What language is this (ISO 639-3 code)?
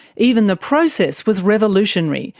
eng